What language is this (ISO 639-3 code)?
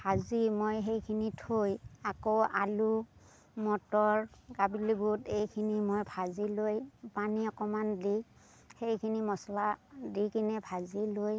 asm